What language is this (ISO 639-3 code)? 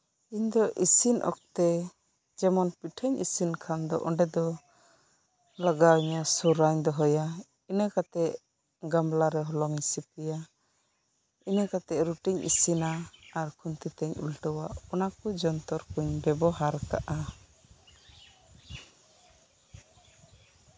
sat